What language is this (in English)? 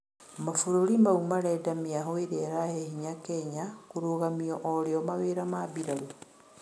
Kikuyu